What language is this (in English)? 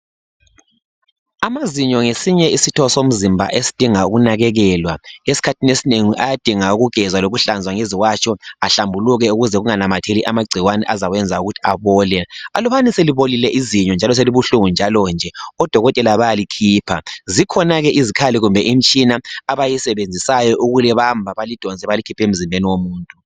North Ndebele